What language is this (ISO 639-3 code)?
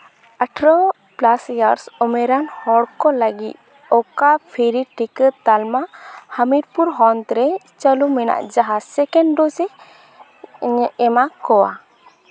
sat